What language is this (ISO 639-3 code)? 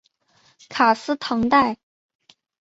zho